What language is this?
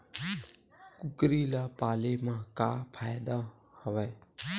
Chhattisgarhi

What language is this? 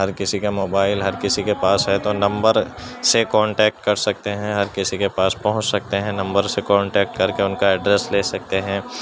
Urdu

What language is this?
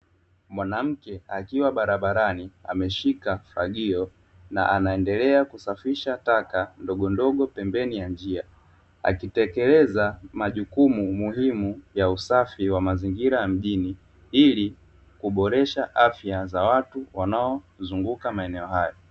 Swahili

